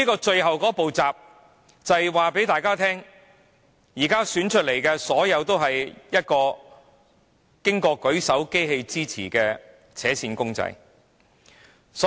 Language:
Cantonese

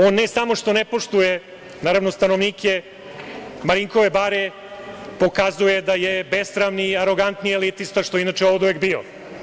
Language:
Serbian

